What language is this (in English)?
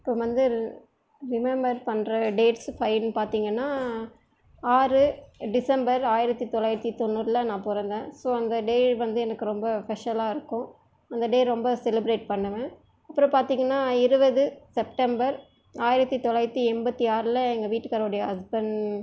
Tamil